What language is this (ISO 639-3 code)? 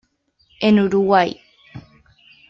spa